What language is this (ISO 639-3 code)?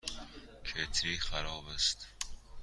fas